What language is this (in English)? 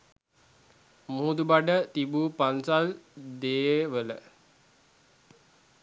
Sinhala